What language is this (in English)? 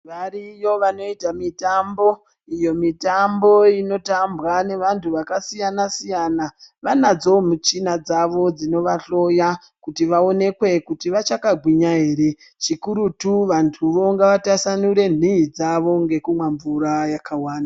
Ndau